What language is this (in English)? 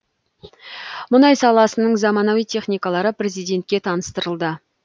Kazakh